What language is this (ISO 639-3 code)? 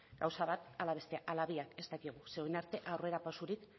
eus